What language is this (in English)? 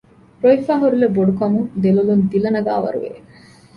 Divehi